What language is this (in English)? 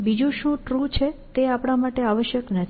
Gujarati